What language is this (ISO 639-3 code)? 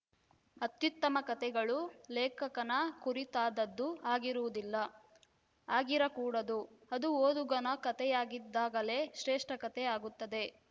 kan